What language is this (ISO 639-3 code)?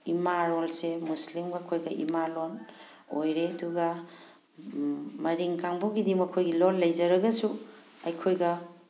mni